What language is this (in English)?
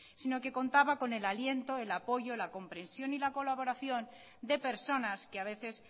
Spanish